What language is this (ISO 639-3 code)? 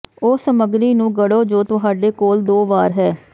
pan